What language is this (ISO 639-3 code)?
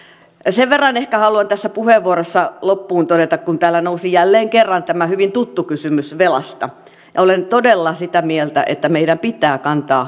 fin